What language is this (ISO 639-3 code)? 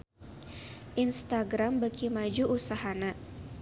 sun